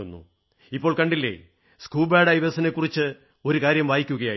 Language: Malayalam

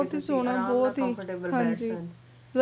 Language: Punjabi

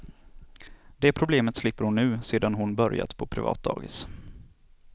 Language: Swedish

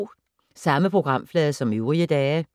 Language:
Danish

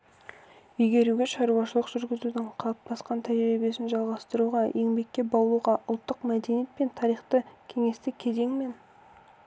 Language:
Kazakh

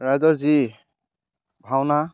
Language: Assamese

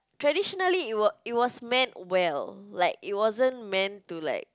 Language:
English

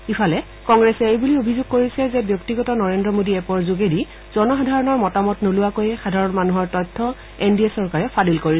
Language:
Assamese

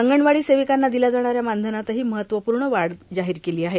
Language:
Marathi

